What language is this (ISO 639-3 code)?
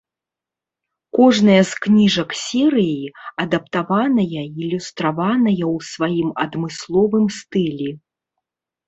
bel